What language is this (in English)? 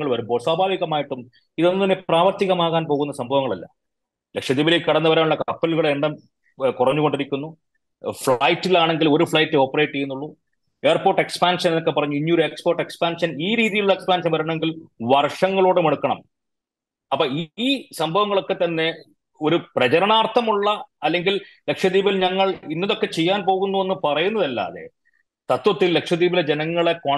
Malayalam